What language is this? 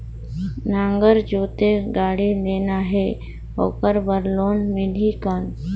Chhattisgarhi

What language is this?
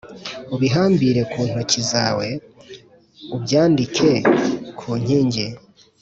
Kinyarwanda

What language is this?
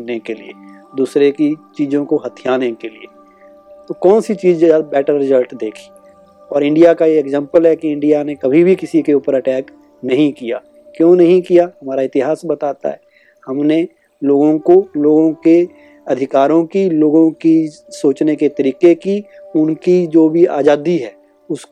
Hindi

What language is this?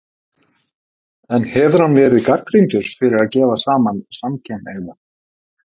Icelandic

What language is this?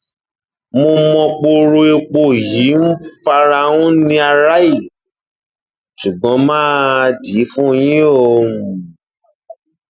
Yoruba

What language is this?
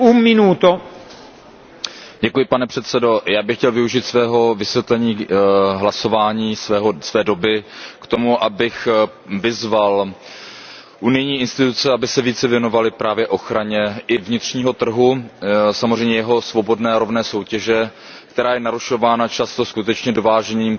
Czech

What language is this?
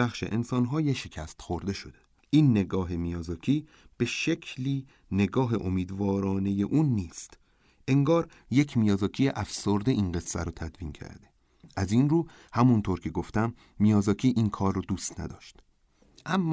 Persian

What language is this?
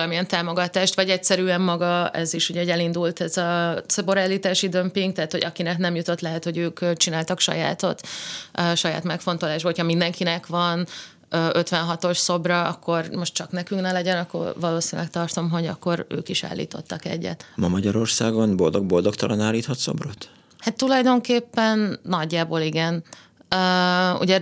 Hungarian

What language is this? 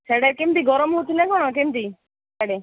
Odia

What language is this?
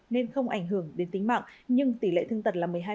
Vietnamese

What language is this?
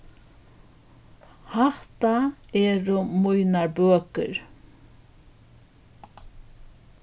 Faroese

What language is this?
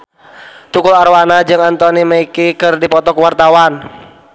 Sundanese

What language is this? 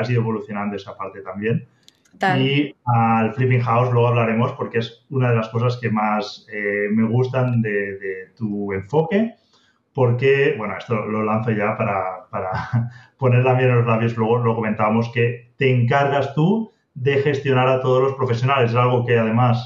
Spanish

